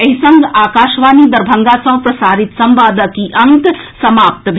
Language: Maithili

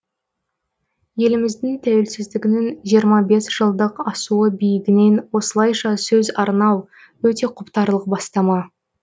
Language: Kazakh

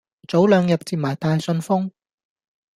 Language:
Cantonese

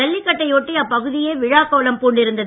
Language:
Tamil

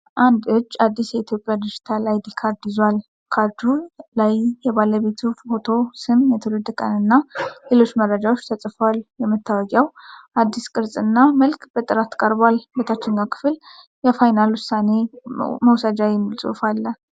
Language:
Amharic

